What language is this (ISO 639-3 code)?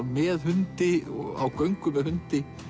isl